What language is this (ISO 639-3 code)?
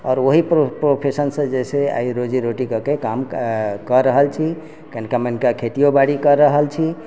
mai